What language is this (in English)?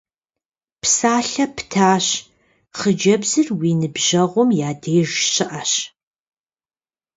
Kabardian